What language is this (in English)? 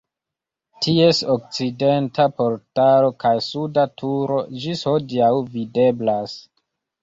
Esperanto